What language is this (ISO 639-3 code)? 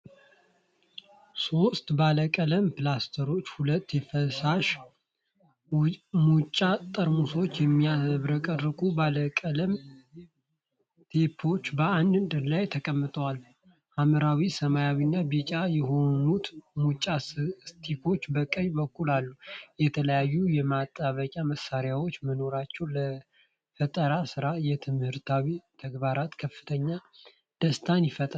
amh